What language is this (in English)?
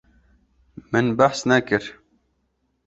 Kurdish